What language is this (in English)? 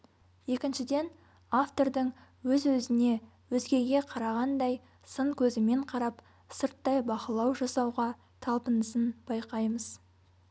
Kazakh